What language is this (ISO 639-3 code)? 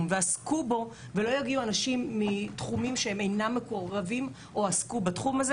heb